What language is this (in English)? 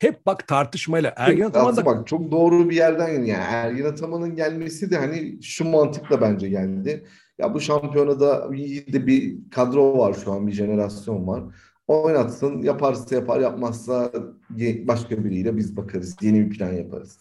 Turkish